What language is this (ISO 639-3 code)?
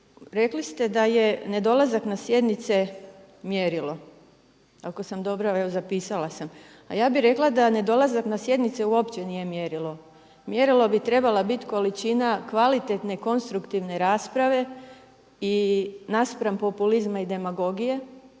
hrv